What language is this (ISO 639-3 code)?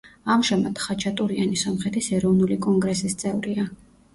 kat